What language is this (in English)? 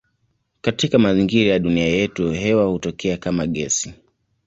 Swahili